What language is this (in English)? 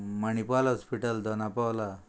Konkani